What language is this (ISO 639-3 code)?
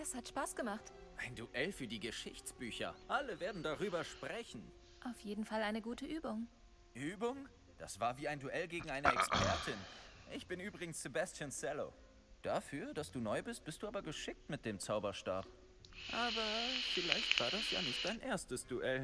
deu